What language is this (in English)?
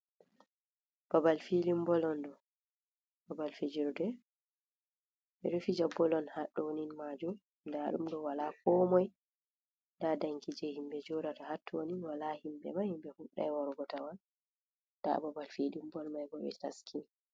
Fula